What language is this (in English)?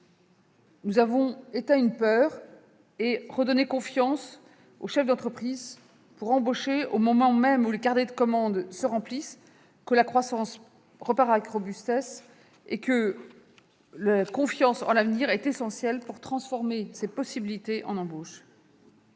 French